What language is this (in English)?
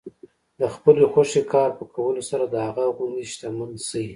Pashto